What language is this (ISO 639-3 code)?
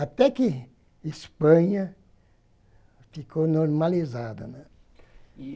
por